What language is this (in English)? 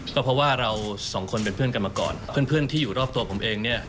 Thai